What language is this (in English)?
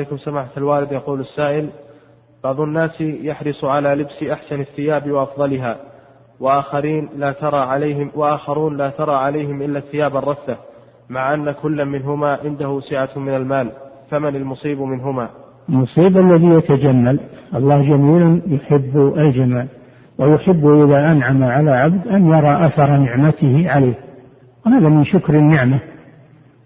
Arabic